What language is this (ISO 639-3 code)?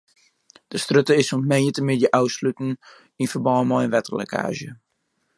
fry